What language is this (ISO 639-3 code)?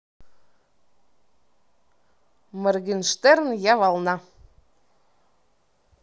rus